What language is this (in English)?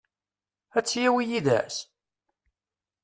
Kabyle